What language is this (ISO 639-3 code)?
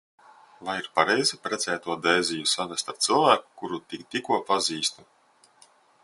lav